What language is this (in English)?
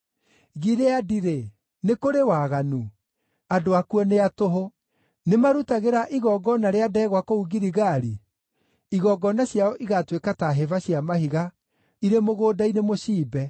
Kikuyu